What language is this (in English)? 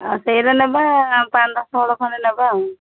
Odia